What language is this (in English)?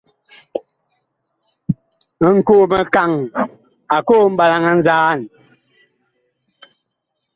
Bakoko